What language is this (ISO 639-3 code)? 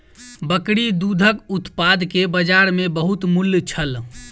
mai